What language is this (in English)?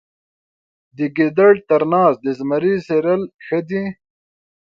Pashto